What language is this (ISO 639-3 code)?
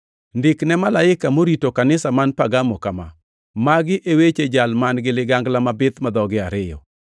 luo